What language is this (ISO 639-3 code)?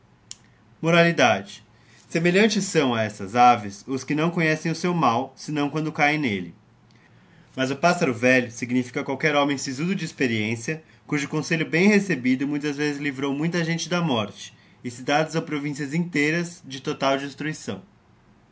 por